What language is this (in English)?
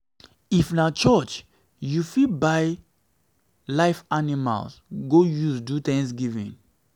Nigerian Pidgin